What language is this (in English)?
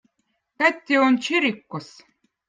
Votic